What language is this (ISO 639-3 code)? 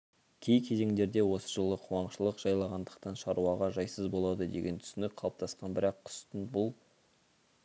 kaz